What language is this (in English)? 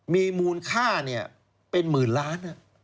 Thai